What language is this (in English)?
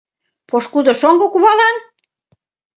Mari